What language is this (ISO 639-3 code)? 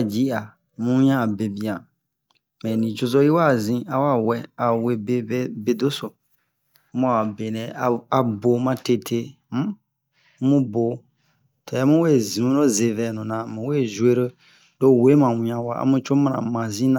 bmq